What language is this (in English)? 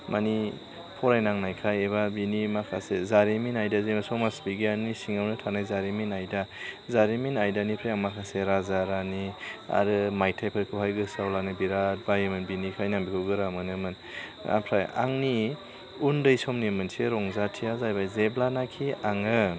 Bodo